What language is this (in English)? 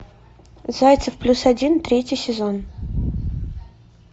Russian